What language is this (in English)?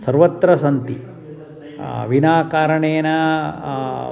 Sanskrit